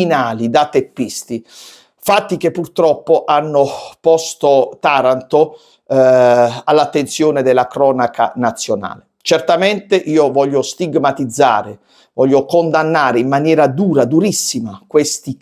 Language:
Italian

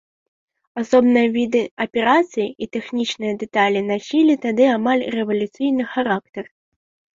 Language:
Belarusian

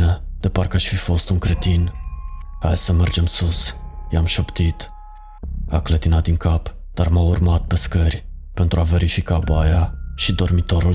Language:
Romanian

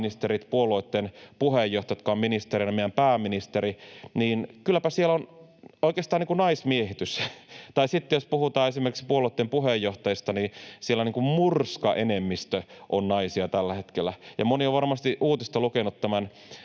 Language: Finnish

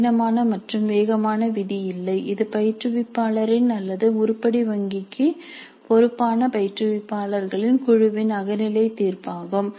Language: Tamil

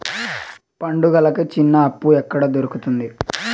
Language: Telugu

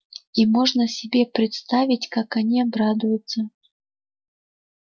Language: Russian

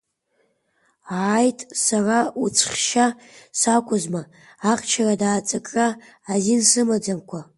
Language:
Abkhazian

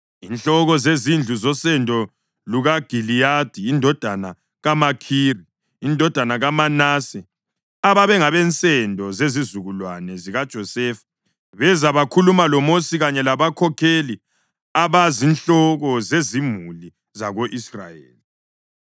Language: North Ndebele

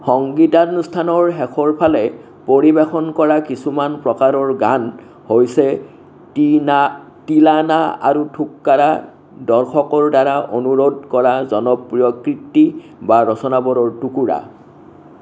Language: Assamese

